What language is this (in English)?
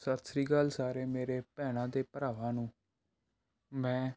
Punjabi